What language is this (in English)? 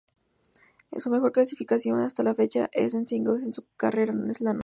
Spanish